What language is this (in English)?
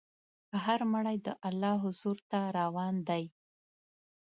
Pashto